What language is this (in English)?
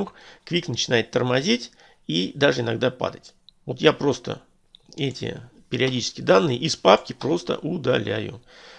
Russian